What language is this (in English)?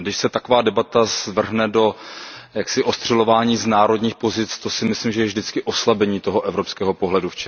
Czech